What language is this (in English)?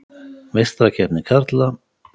Icelandic